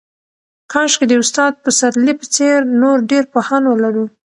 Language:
Pashto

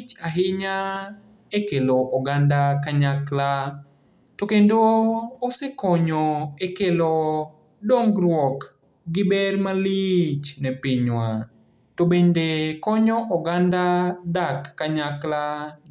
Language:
Luo (Kenya and Tanzania)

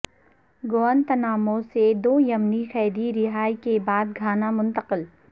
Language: Urdu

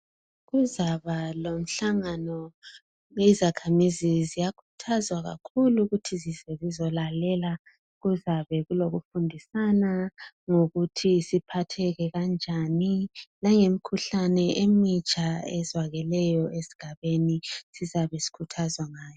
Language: North Ndebele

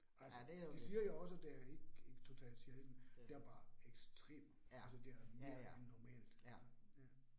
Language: Danish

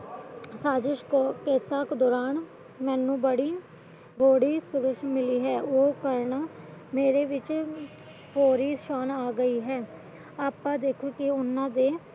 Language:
Punjabi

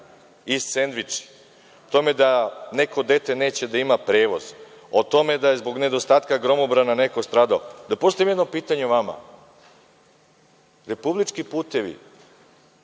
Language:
Serbian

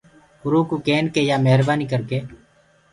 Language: Gurgula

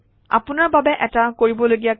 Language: Assamese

